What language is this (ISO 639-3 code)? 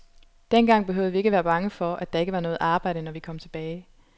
dan